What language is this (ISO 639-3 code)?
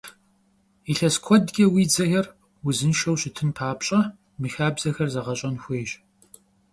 kbd